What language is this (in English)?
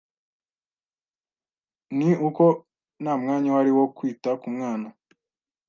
Kinyarwanda